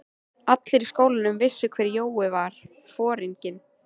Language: Icelandic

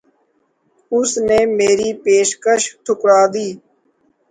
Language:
Urdu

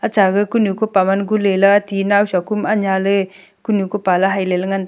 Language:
Wancho Naga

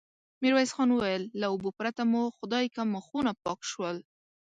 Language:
Pashto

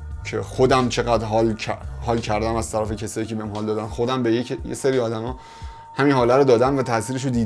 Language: Persian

